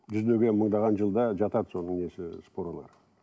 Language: Kazakh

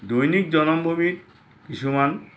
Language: Assamese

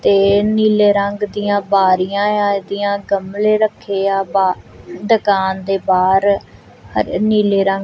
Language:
Punjabi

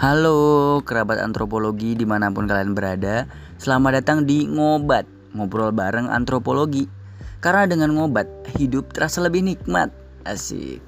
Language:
Indonesian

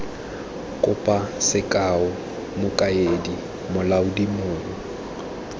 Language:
Tswana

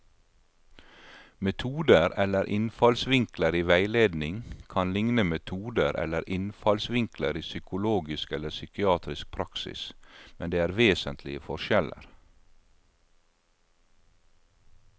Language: Norwegian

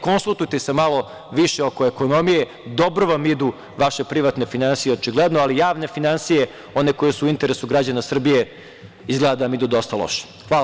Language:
Serbian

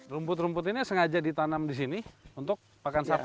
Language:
Indonesian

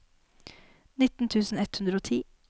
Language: Norwegian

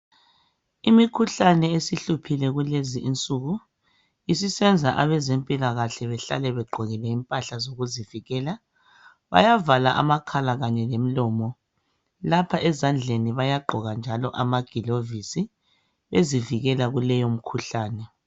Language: North Ndebele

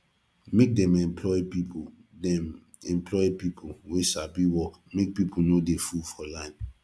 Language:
Nigerian Pidgin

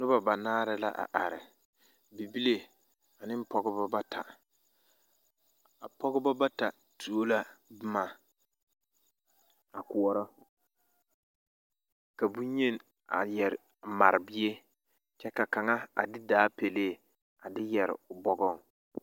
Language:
Southern Dagaare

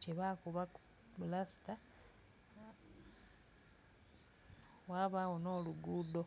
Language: Soga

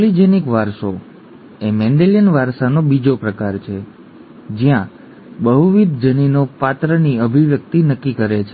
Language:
Gujarati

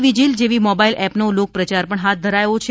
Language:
Gujarati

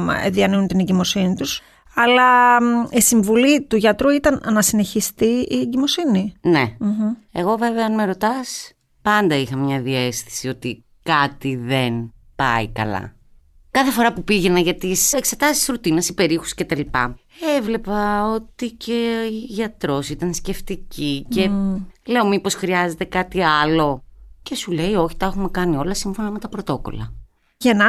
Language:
Greek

